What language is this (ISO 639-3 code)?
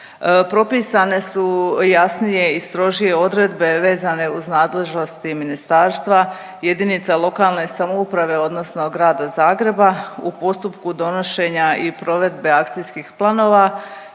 hrv